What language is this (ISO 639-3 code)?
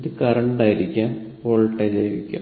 mal